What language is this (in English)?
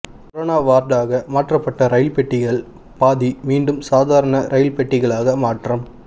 Tamil